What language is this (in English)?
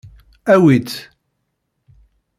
Kabyle